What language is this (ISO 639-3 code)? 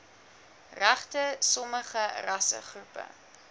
afr